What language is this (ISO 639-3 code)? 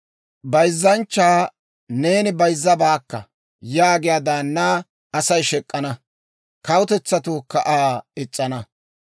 dwr